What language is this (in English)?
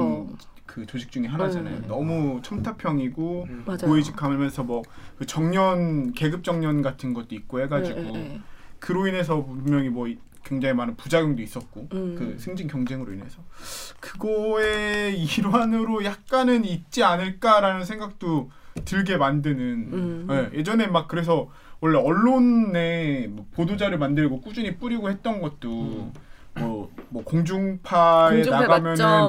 Korean